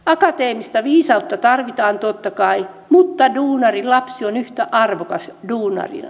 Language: Finnish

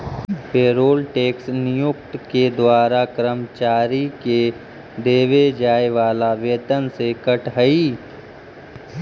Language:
Magahi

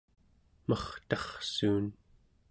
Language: Central Yupik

